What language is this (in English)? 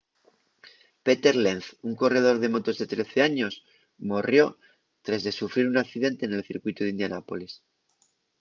Asturian